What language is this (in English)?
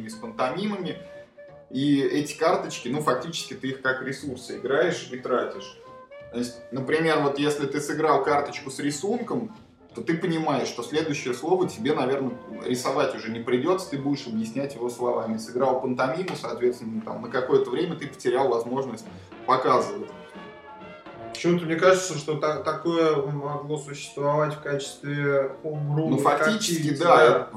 Russian